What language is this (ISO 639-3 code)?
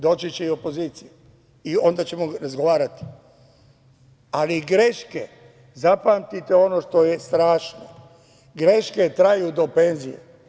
srp